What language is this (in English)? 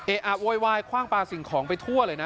Thai